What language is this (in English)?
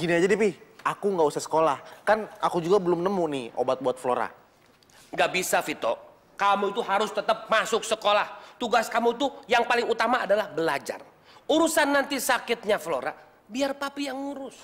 Indonesian